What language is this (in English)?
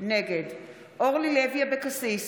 Hebrew